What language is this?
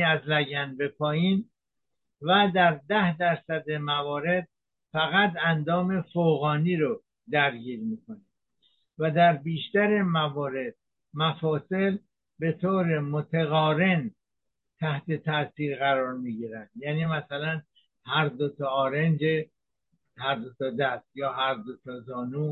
Persian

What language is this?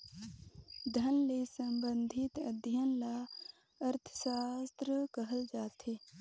Chhattisgarhi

